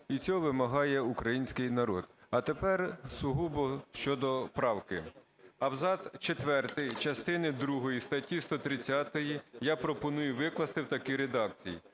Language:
Ukrainian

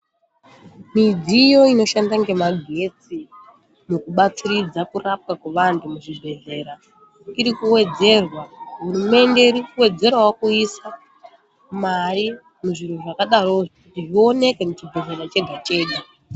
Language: Ndau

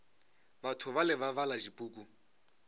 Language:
Northern Sotho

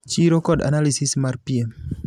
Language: Luo (Kenya and Tanzania)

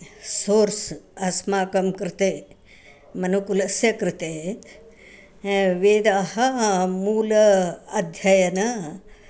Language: Sanskrit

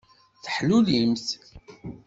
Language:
Kabyle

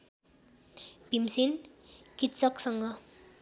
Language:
Nepali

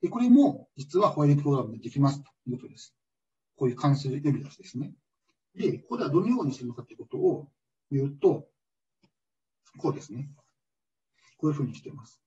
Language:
Japanese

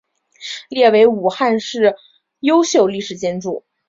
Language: Chinese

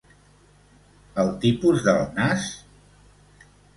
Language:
Catalan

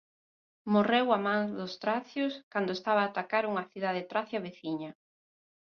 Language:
Galician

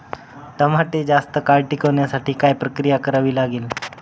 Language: Marathi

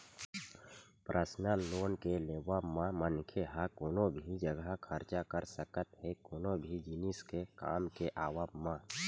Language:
Chhattisgarhi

